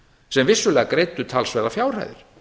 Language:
Icelandic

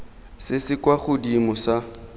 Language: Tswana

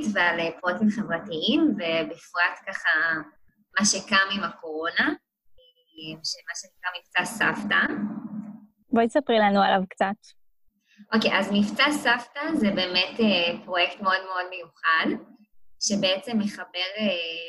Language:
Hebrew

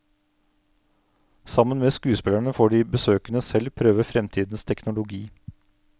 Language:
Norwegian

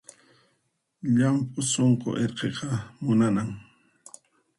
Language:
Puno Quechua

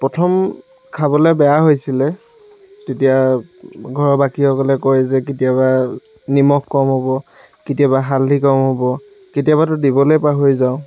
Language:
Assamese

